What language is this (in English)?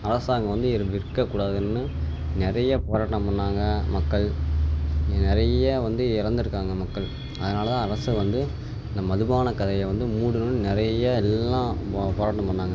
Tamil